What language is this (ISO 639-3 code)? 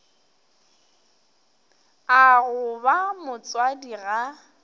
nso